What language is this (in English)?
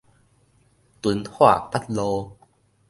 Min Nan Chinese